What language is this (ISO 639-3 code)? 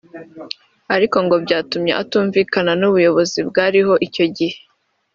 kin